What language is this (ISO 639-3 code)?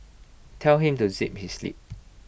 eng